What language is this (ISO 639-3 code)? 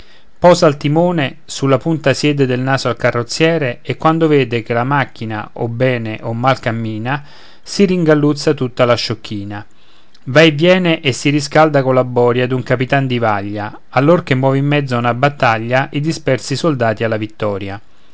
ita